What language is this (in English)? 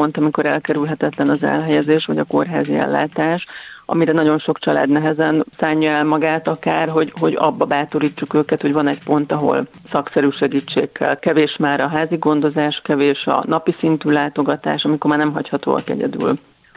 Hungarian